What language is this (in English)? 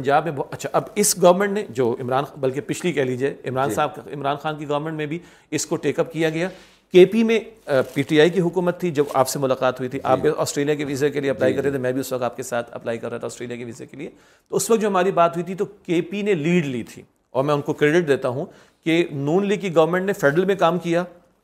Urdu